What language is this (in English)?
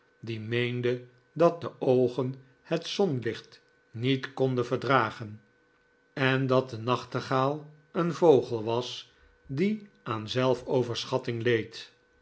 Dutch